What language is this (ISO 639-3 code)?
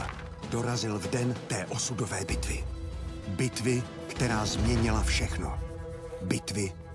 ces